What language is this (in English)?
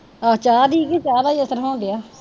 Punjabi